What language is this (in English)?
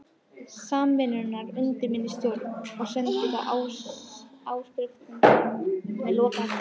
Icelandic